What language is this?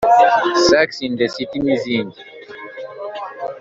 Kinyarwanda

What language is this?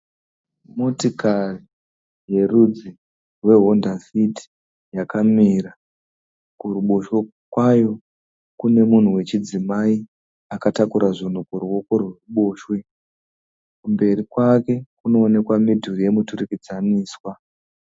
Shona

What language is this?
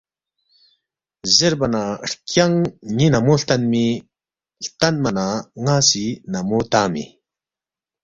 Balti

